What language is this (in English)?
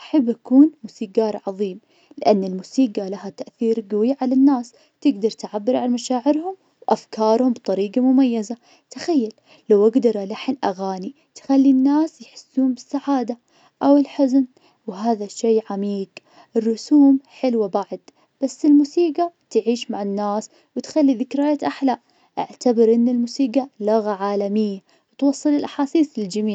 Najdi Arabic